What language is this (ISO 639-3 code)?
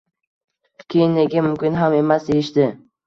uzb